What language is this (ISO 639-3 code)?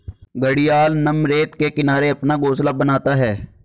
hin